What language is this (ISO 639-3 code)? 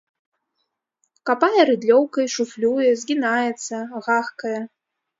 bel